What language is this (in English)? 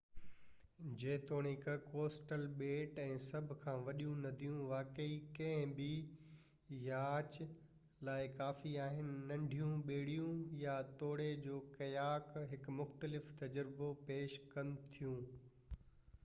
Sindhi